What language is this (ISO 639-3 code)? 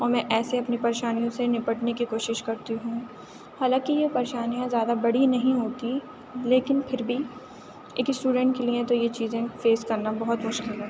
urd